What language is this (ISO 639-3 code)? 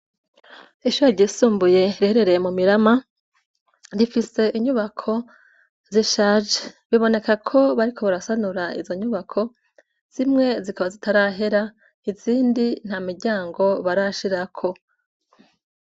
run